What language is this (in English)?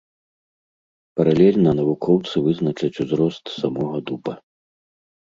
Belarusian